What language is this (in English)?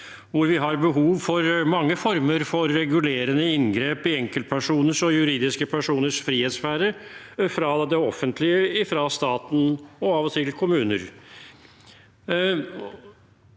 Norwegian